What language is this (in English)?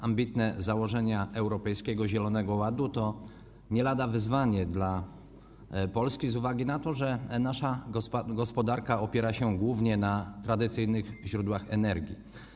Polish